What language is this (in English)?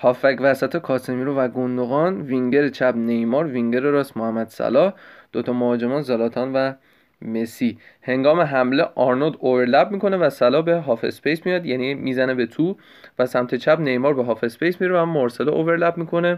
Persian